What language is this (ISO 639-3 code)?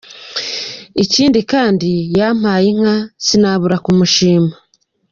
kin